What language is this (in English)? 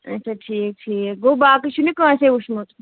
Kashmiri